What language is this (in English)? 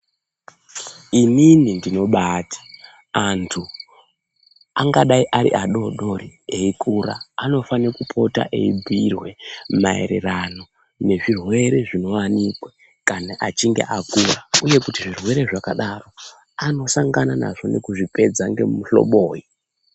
Ndau